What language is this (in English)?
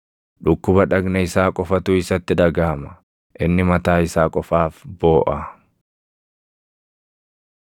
Oromo